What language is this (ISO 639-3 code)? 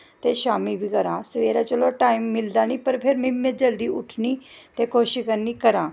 doi